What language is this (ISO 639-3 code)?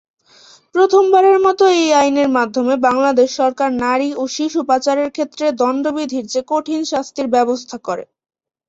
ben